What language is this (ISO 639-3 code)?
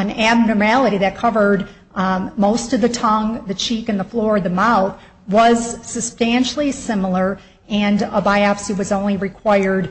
eng